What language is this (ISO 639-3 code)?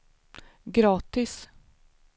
swe